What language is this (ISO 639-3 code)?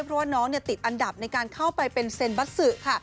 tha